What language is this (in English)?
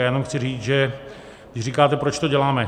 Czech